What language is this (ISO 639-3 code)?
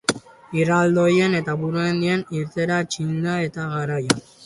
eus